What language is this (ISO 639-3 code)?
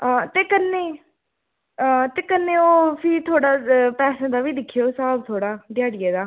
doi